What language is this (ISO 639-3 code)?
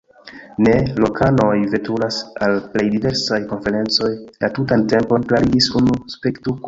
epo